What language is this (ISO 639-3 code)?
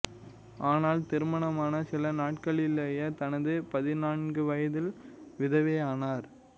tam